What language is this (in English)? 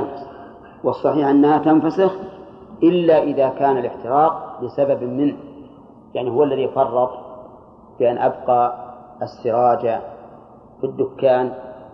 Arabic